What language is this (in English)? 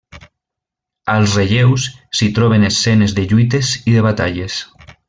Catalan